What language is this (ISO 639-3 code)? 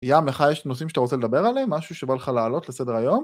heb